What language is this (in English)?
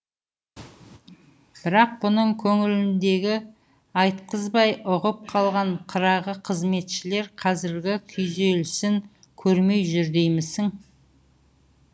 Kazakh